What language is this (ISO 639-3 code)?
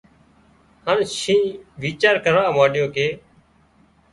kxp